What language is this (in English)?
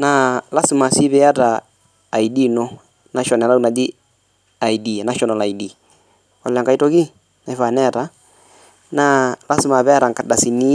Masai